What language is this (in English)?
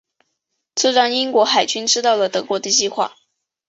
Chinese